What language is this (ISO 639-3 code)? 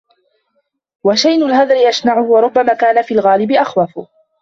ara